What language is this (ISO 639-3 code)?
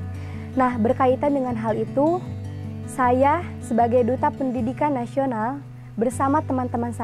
ind